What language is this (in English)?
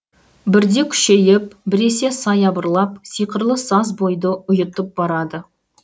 Kazakh